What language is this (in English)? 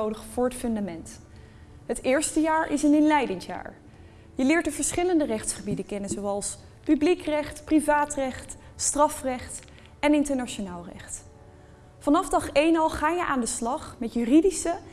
Dutch